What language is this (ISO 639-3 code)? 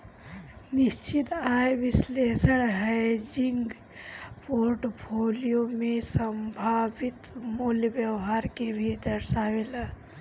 bho